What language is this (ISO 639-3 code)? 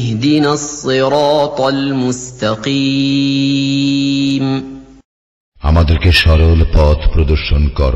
ara